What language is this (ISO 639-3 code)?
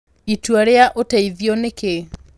kik